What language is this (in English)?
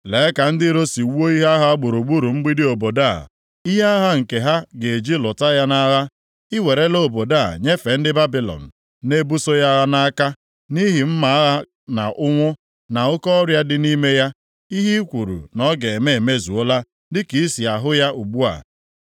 Igbo